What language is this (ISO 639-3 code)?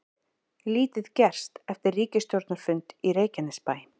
isl